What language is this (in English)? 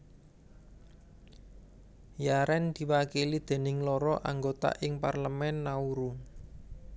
Javanese